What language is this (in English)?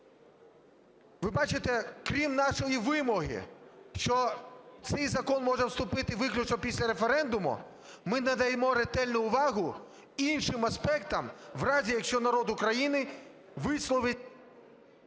Ukrainian